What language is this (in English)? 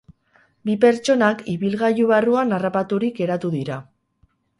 Basque